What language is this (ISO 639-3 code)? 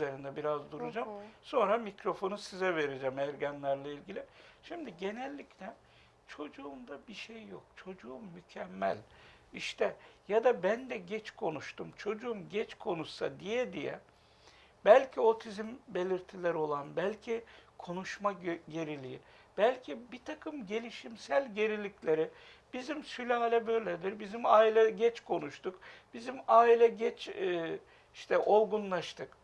tur